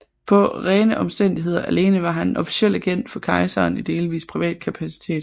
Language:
Danish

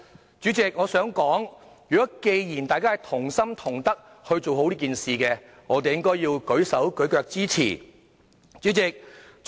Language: Cantonese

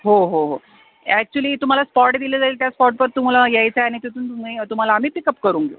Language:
Marathi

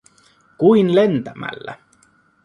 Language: Finnish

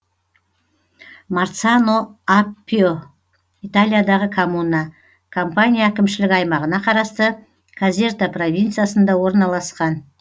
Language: Kazakh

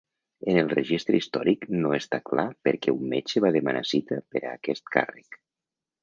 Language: Catalan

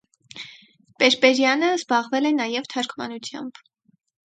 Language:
Armenian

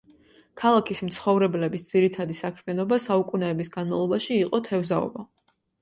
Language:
Georgian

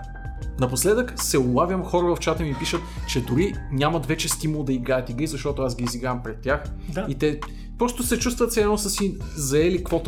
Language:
Bulgarian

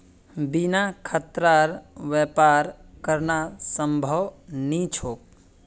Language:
Magahi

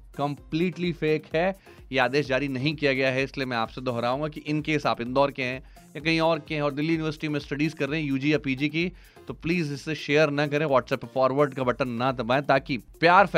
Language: Hindi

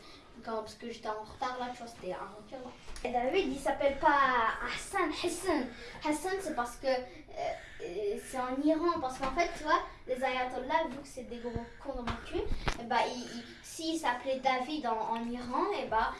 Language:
French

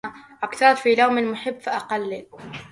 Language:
Arabic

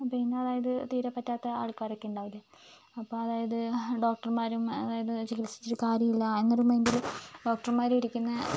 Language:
Malayalam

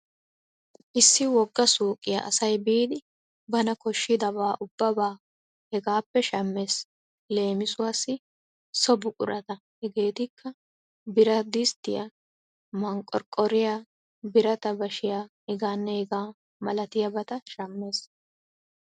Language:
Wolaytta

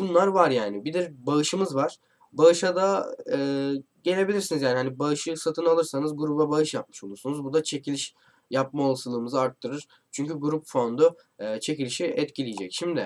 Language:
Turkish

